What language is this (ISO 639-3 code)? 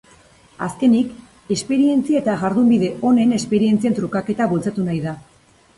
eus